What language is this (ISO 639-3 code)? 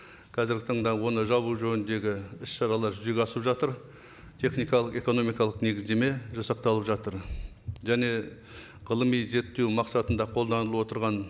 kaz